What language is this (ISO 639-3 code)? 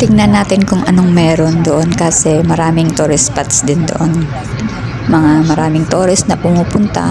fil